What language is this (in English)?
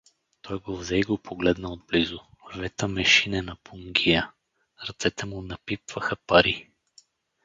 Bulgarian